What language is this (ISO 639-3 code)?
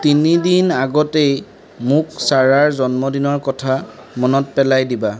asm